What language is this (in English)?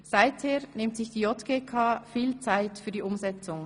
Swiss German